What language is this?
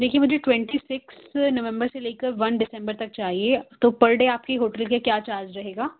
Urdu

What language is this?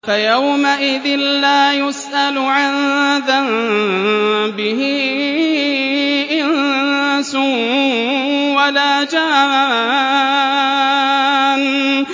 Arabic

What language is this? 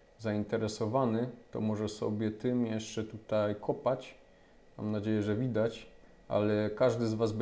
Polish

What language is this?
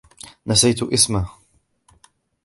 Arabic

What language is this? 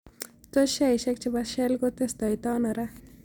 Kalenjin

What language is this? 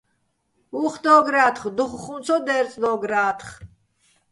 Bats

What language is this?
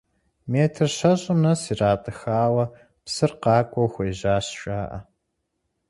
Kabardian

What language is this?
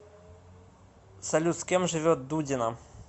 Russian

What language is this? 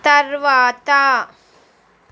Telugu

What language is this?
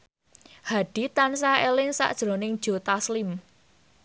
Javanese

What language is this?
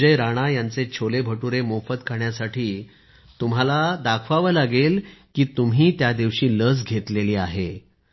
Marathi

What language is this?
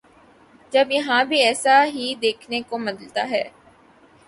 Urdu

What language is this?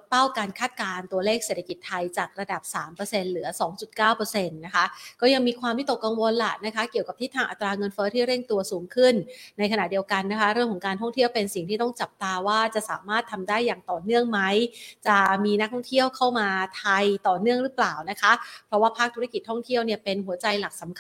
Thai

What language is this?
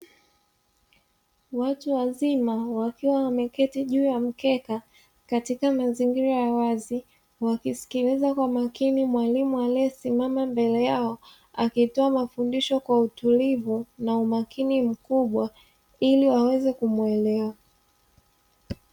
Swahili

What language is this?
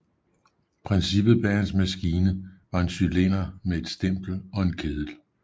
Danish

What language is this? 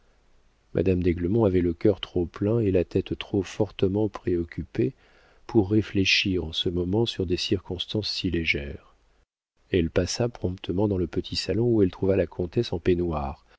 French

